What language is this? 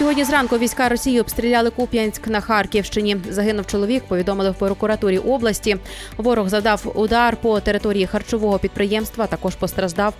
Ukrainian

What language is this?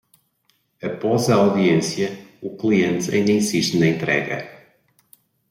Portuguese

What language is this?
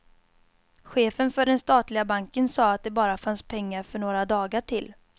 Swedish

